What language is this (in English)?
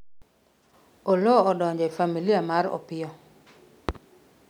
Luo (Kenya and Tanzania)